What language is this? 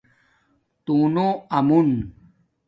Domaaki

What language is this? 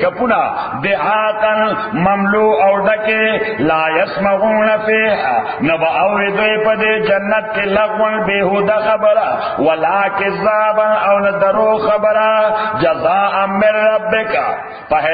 Urdu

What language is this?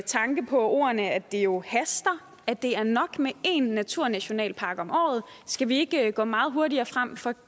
Danish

